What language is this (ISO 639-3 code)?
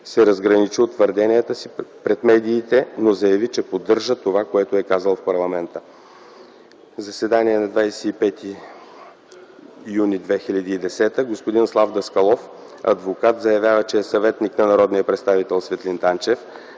bul